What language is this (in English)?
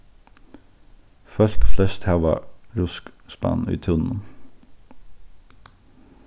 Faroese